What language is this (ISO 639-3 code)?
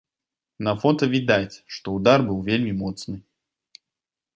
bel